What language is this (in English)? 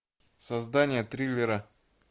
Russian